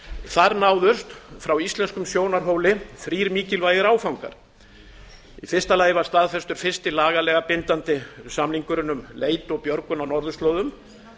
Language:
Icelandic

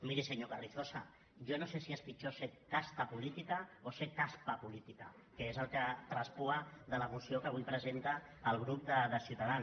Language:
Catalan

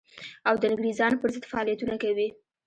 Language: Pashto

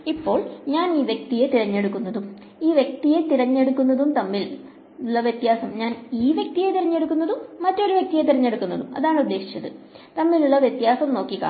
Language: Malayalam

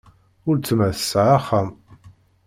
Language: Kabyle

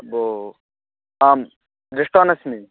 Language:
Sanskrit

